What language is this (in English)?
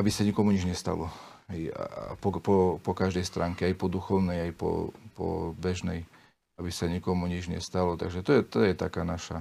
Slovak